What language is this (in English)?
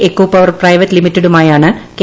Malayalam